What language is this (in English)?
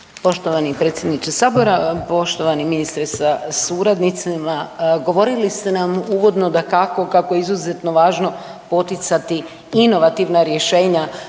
Croatian